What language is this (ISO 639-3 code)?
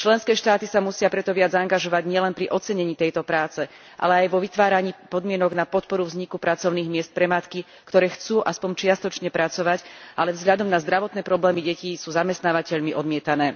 slk